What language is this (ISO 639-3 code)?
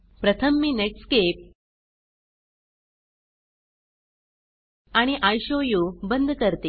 mar